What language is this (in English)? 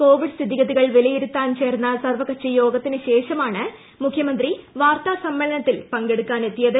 Malayalam